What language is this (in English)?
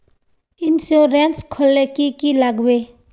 Magahi